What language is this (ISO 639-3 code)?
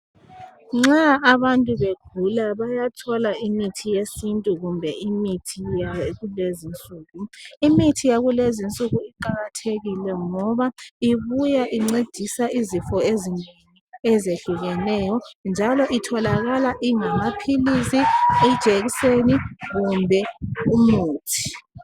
nde